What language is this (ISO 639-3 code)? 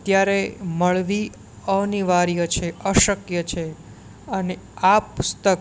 guj